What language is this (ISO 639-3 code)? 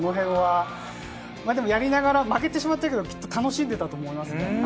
jpn